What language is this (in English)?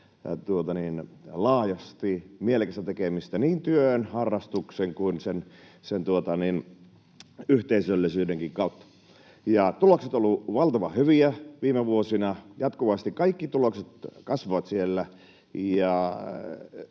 Finnish